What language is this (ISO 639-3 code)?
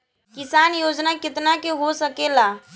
bho